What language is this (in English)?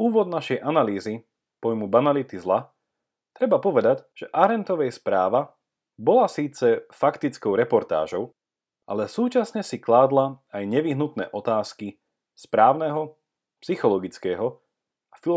Slovak